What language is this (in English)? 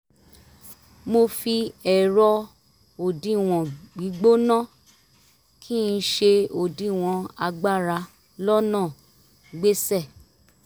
Yoruba